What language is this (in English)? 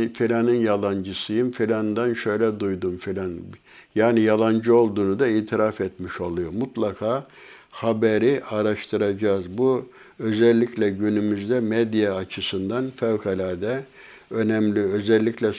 Turkish